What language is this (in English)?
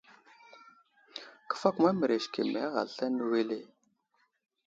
Wuzlam